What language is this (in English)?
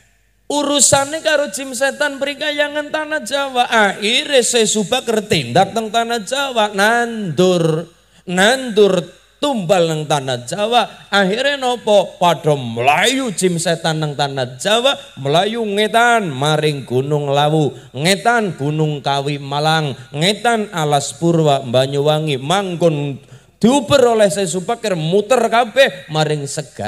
Indonesian